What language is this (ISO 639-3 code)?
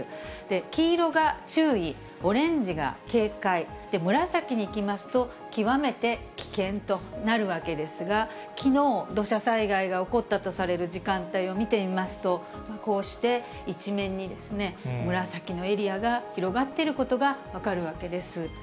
jpn